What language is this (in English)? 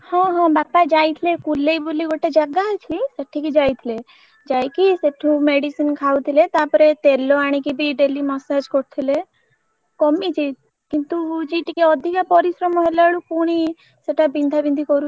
Odia